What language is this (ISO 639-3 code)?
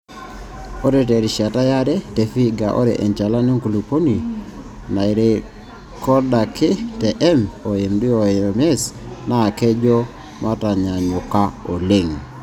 mas